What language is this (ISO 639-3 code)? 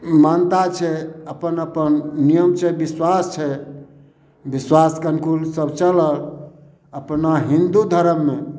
mai